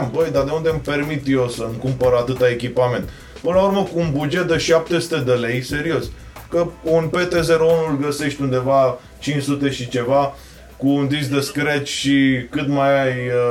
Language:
Romanian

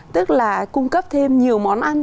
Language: Vietnamese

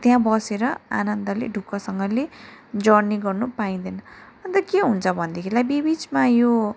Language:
Nepali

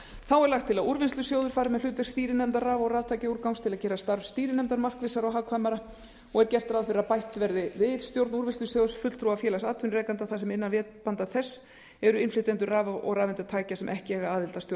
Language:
Icelandic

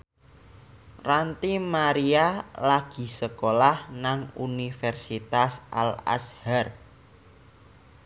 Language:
Javanese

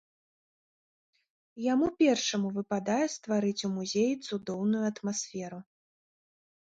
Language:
Belarusian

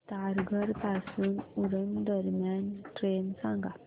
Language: Marathi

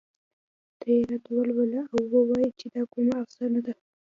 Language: Pashto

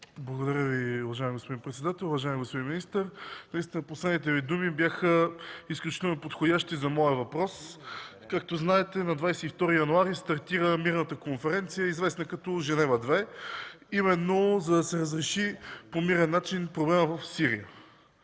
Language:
Bulgarian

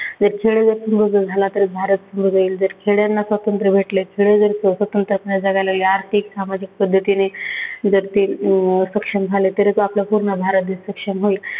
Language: Marathi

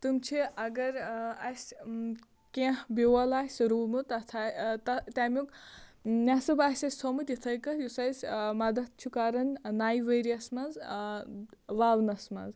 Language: Kashmiri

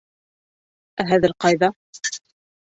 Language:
Bashkir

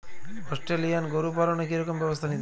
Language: Bangla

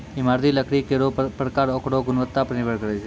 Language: Maithili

